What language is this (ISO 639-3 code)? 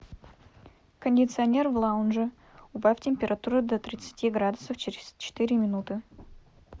rus